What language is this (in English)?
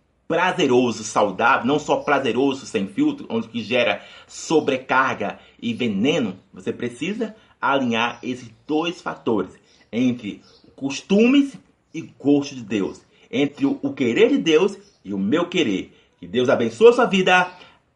Portuguese